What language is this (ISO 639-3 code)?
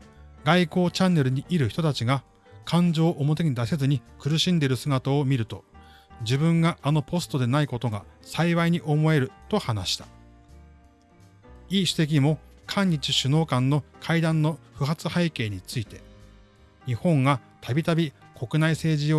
jpn